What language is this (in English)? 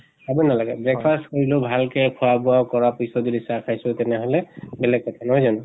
Assamese